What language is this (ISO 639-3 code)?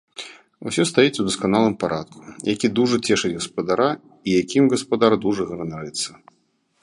bel